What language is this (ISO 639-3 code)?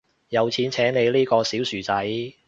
yue